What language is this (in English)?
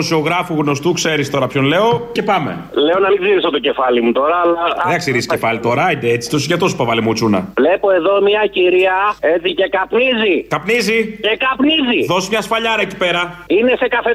Greek